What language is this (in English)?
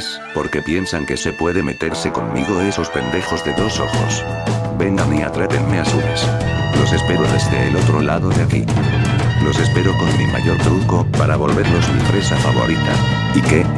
Spanish